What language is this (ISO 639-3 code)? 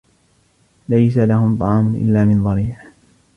ara